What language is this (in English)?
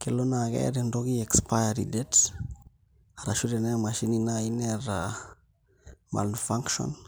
Masai